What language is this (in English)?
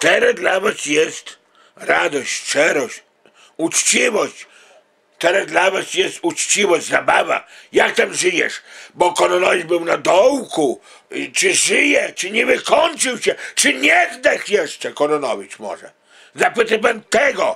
Polish